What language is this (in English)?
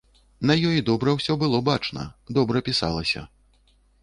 Belarusian